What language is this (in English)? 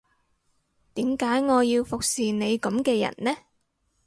Cantonese